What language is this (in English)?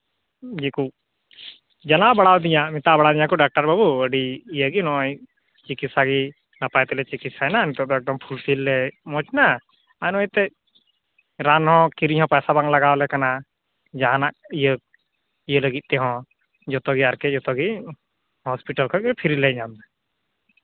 Santali